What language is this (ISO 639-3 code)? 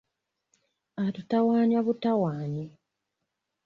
lug